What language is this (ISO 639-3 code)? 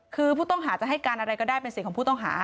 tha